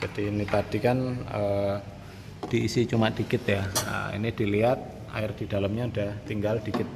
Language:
Indonesian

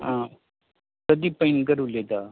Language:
Konkani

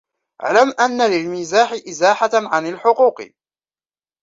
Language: Arabic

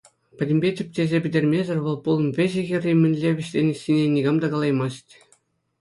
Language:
Chuvash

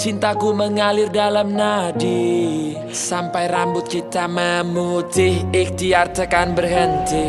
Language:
Indonesian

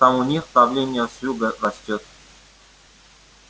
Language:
Russian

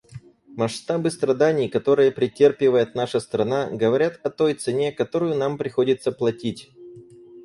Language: Russian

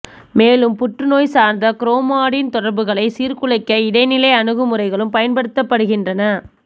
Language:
Tamil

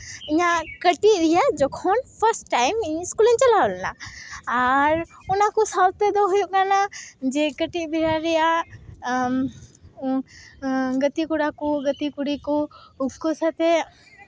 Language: Santali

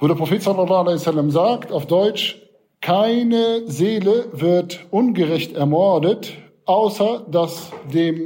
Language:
German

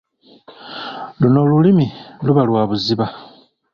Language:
Ganda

